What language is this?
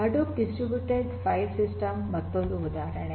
Kannada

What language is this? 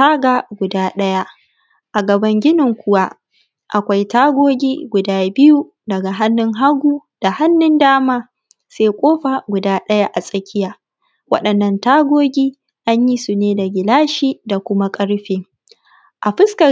Hausa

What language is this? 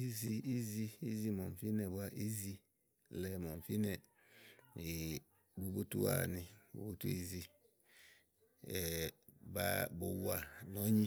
Igo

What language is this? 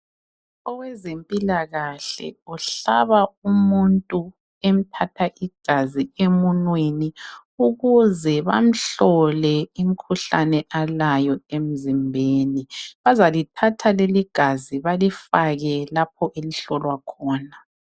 North Ndebele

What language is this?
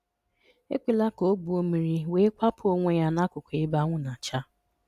Igbo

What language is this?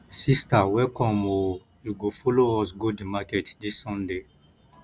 Nigerian Pidgin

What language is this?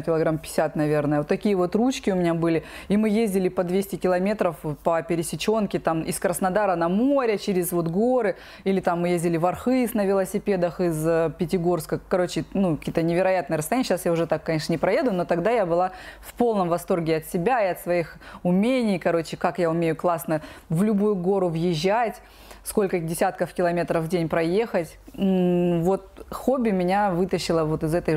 Russian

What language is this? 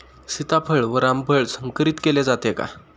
Marathi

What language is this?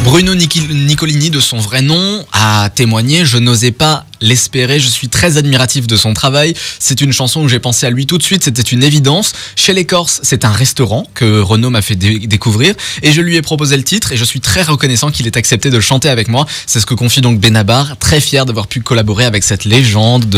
French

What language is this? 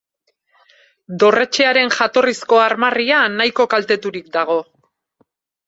Basque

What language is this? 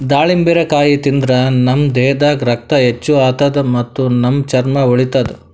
Kannada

